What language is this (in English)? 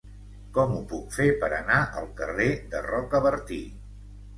Catalan